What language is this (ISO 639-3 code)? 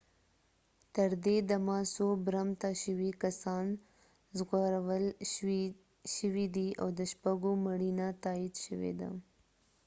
pus